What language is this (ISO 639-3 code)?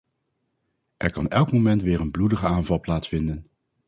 nld